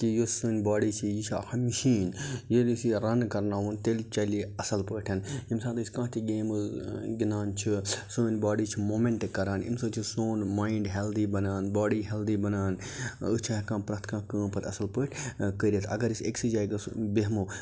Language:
Kashmiri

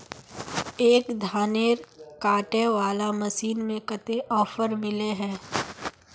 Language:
Magahi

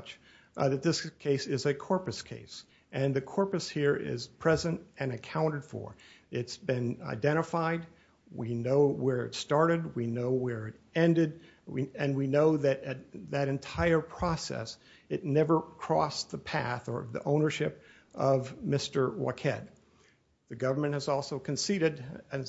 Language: English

